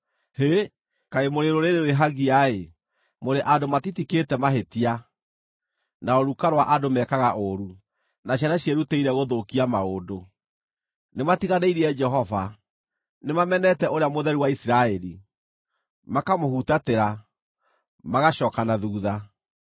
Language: Kikuyu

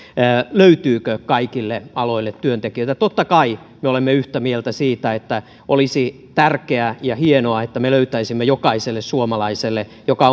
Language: Finnish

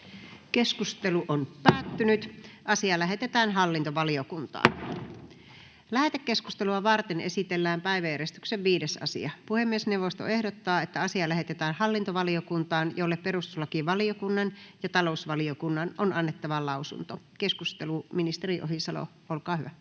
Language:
Finnish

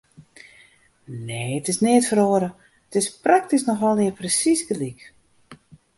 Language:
Western Frisian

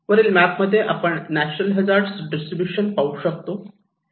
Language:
Marathi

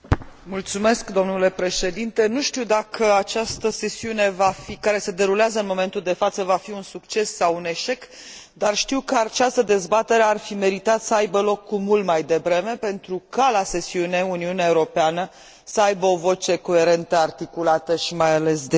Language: Romanian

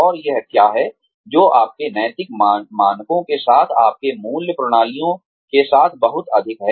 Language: Hindi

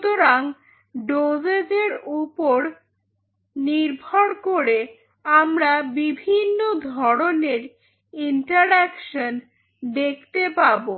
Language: Bangla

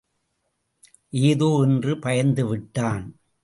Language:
Tamil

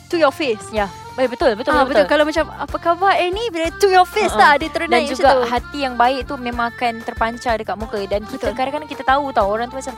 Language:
Malay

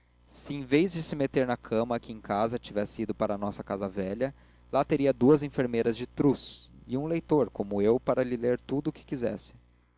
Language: Portuguese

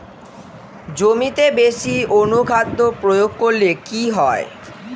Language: Bangla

